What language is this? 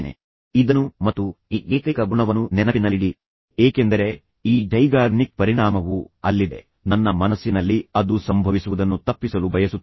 Kannada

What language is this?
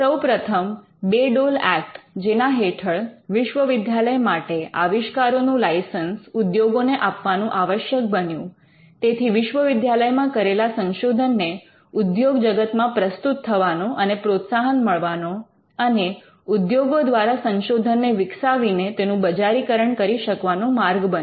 Gujarati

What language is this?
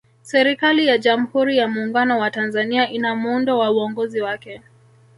Swahili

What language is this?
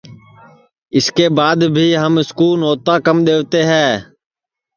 Sansi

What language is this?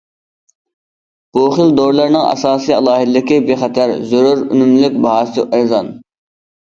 Uyghur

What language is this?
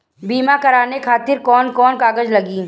Bhojpuri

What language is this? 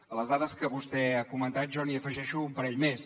Catalan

